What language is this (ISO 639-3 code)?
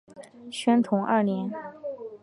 zho